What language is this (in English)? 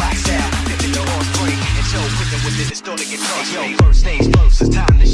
Indonesian